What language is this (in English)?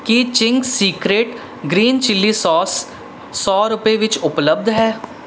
Punjabi